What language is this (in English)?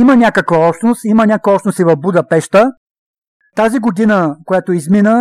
Bulgarian